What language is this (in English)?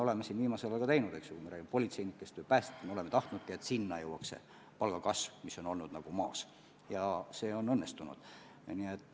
Estonian